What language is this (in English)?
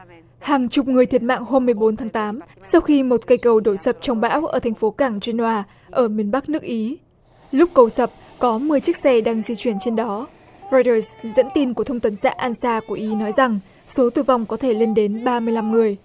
Vietnamese